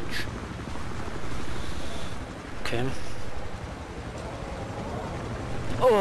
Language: German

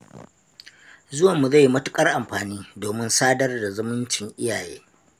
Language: Hausa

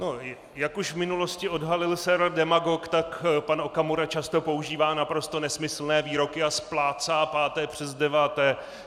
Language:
Czech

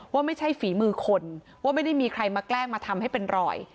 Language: Thai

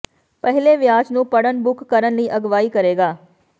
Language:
Punjabi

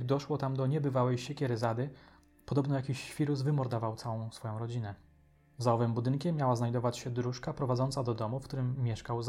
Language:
Polish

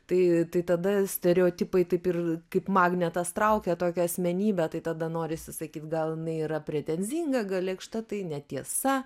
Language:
Lithuanian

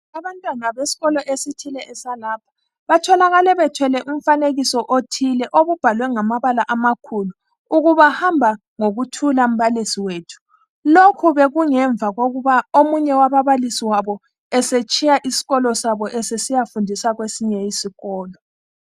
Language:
North Ndebele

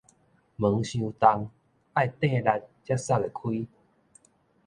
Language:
Min Nan Chinese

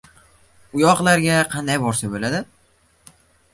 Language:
Uzbek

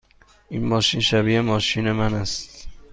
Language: Persian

